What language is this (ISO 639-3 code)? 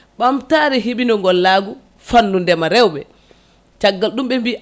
ful